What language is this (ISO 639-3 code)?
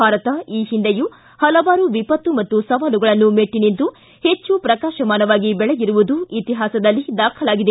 kan